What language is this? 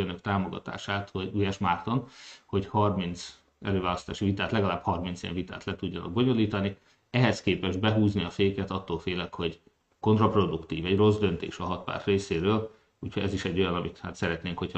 Hungarian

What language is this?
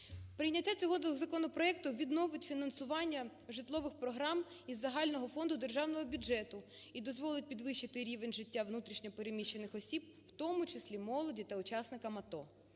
Ukrainian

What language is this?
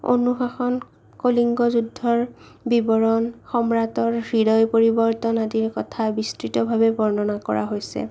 Assamese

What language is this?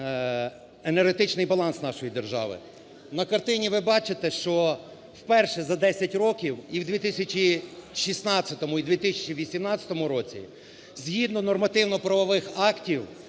Ukrainian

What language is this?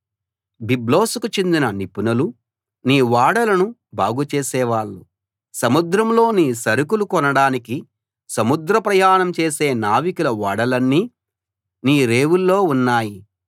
Telugu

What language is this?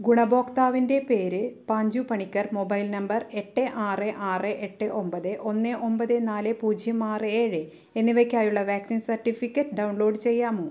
Malayalam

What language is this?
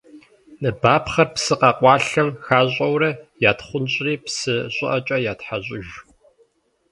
Kabardian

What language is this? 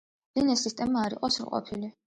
Georgian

